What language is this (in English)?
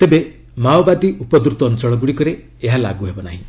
Odia